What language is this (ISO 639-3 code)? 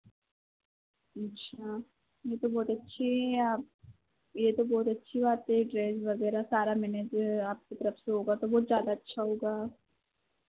hin